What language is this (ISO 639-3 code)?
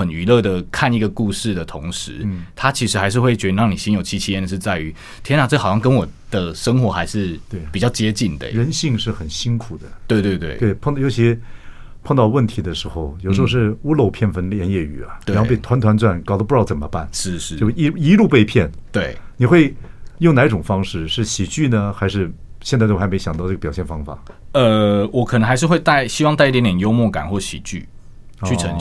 zho